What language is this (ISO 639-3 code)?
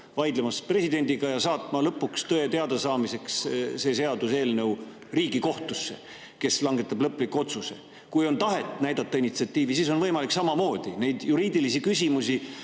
est